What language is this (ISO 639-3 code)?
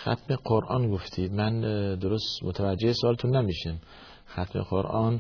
fas